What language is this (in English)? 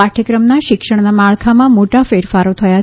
Gujarati